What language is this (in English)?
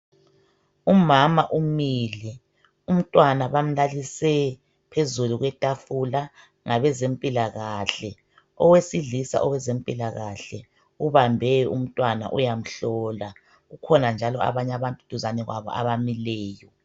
North Ndebele